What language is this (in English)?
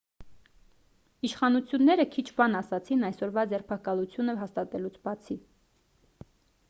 Armenian